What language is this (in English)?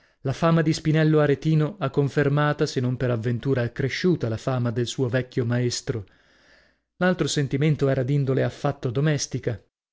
Italian